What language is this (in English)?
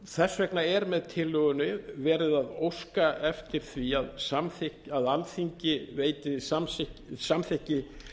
Icelandic